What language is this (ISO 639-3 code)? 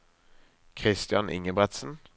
nor